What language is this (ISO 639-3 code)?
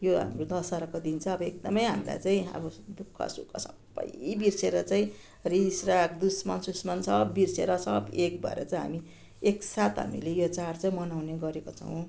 nep